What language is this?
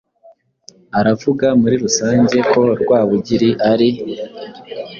Kinyarwanda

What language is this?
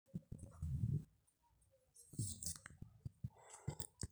Masai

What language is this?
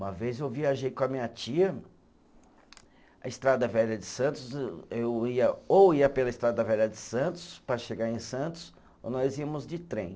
Portuguese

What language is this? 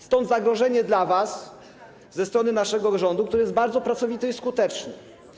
Polish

